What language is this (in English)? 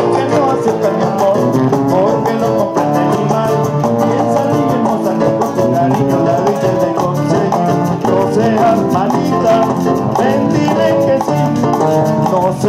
Greek